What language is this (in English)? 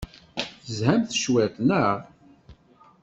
Kabyle